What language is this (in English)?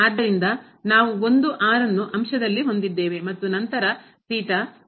Kannada